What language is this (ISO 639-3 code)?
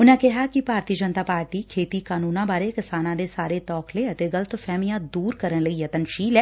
pan